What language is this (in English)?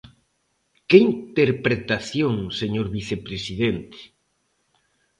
Galician